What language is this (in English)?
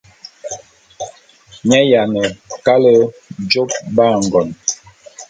Bulu